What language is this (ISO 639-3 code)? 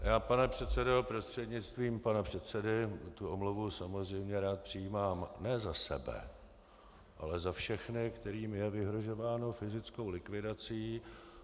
ces